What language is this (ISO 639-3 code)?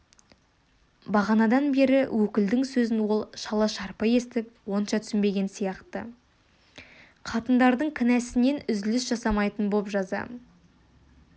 kaz